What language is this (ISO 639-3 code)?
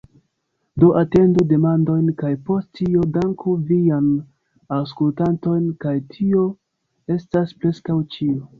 epo